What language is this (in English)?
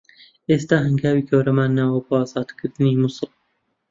Central Kurdish